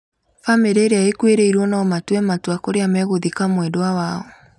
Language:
Kikuyu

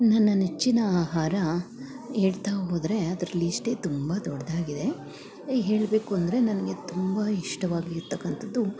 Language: Kannada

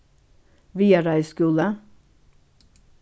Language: Faroese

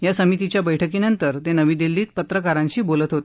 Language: Marathi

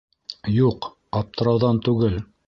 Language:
Bashkir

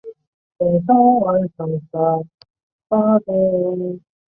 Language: Chinese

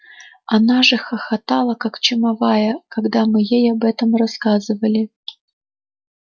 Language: Russian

